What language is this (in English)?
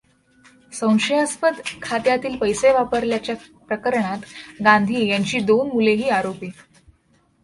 Marathi